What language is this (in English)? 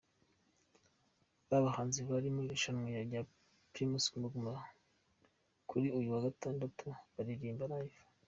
Kinyarwanda